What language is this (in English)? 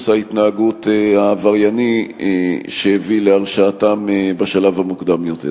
Hebrew